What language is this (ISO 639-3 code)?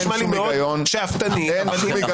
heb